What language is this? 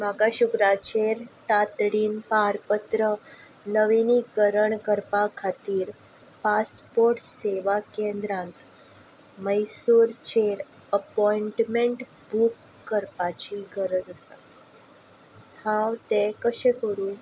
Konkani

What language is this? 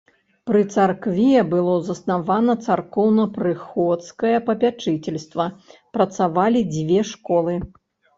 Belarusian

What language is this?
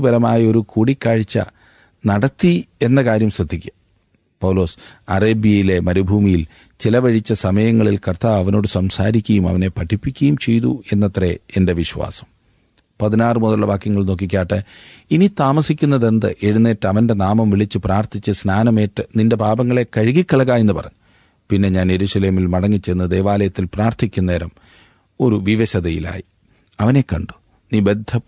Malayalam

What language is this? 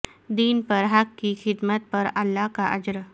Urdu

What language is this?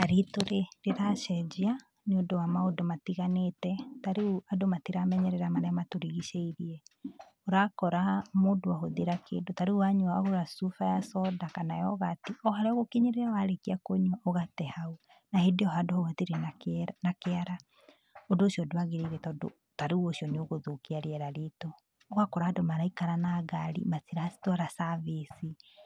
Kikuyu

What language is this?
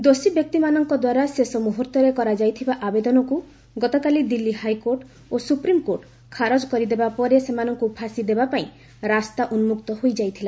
Odia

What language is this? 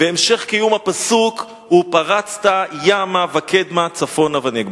Hebrew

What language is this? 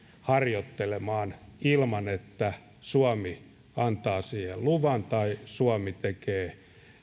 Finnish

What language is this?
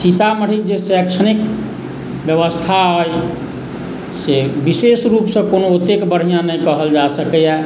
Maithili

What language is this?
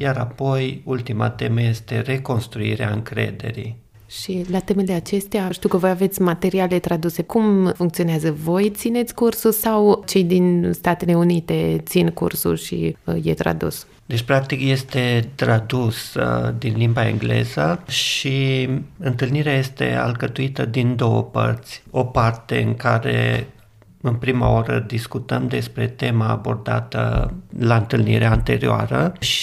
Romanian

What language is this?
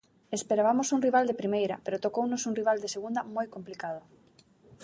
Galician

